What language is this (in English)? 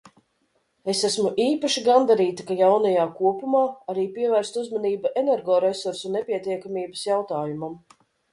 Latvian